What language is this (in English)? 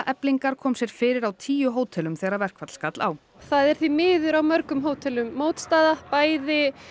Icelandic